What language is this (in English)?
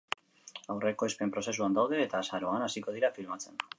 Basque